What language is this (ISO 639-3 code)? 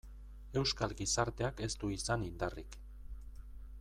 eus